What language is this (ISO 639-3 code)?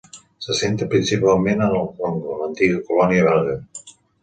cat